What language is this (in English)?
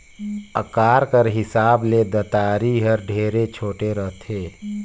Chhattisgarhi